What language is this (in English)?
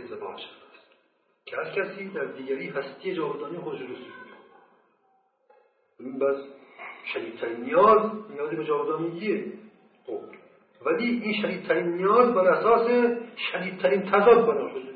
Persian